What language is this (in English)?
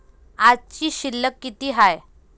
Marathi